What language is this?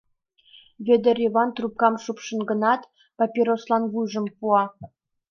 Mari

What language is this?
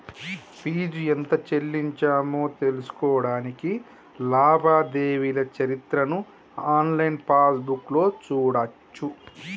Telugu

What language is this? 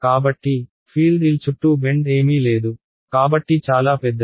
Telugu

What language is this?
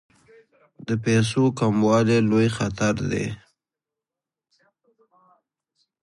Pashto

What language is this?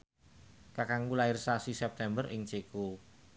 Javanese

